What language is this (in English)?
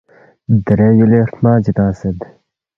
Balti